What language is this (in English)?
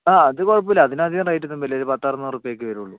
Malayalam